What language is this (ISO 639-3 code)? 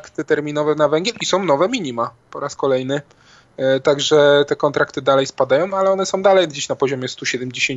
pol